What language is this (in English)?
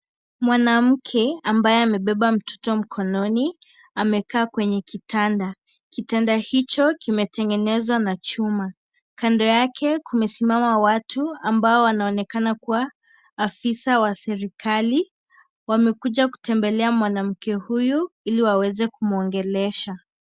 Swahili